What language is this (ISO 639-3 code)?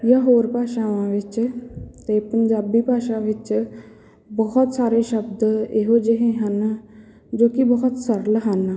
pan